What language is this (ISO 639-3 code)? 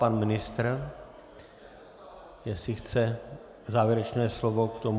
ces